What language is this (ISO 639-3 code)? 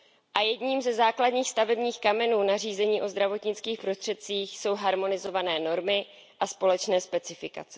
ces